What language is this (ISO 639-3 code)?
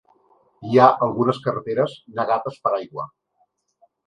cat